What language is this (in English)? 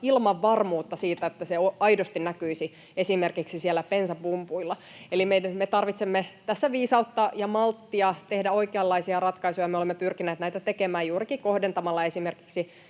Finnish